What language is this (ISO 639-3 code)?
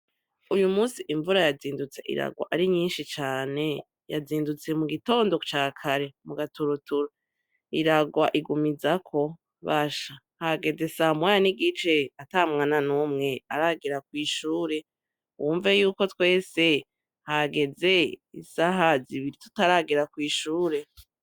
run